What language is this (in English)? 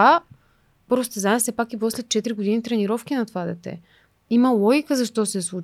Bulgarian